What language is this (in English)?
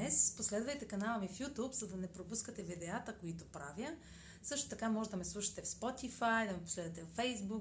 Bulgarian